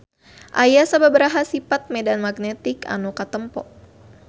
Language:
Sundanese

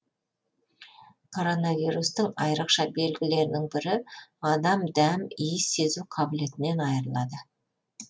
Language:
Kazakh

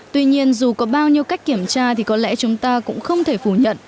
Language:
Vietnamese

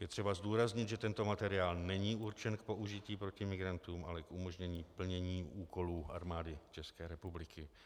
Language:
Czech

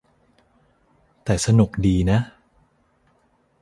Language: Thai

